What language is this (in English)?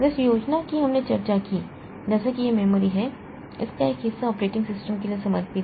Hindi